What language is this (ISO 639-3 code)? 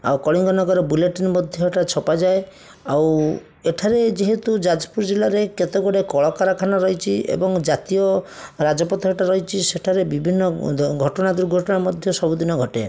ori